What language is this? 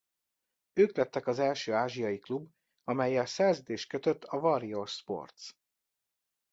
Hungarian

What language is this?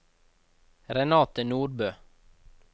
Norwegian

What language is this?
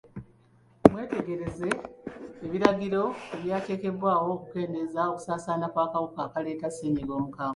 Ganda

